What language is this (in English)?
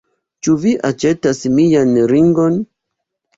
Esperanto